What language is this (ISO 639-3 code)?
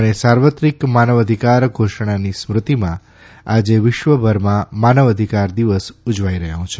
guj